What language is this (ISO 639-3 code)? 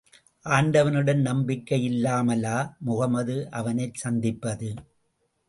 tam